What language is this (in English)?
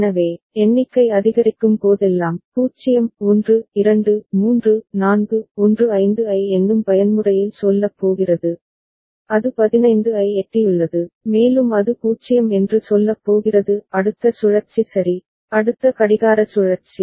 Tamil